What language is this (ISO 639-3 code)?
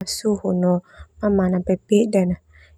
twu